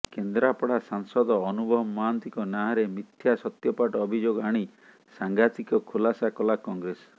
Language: Odia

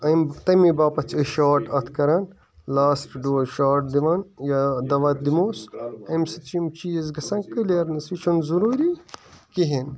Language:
Kashmiri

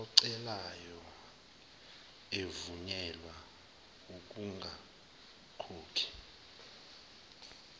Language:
Zulu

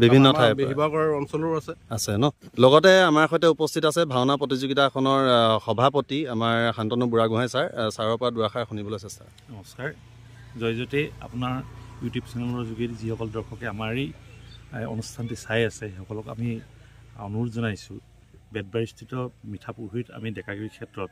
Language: Bangla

